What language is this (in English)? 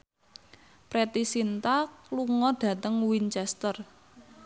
Javanese